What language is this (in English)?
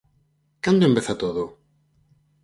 Galician